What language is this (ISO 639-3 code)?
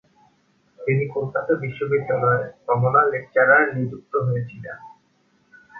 ben